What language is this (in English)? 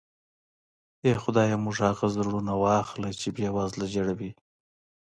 Pashto